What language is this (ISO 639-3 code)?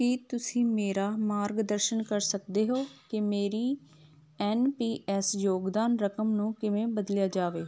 pan